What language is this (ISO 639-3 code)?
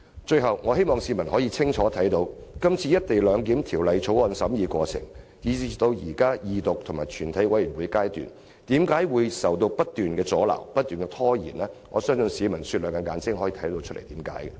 yue